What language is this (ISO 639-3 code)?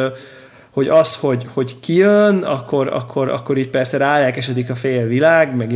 hun